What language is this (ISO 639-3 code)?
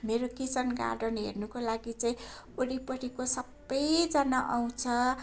nep